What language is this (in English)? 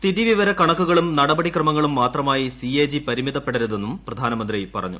Malayalam